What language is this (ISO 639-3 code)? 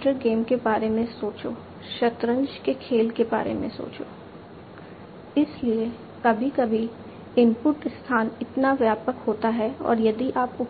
hin